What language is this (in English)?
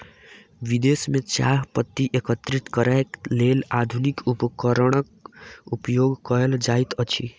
Maithili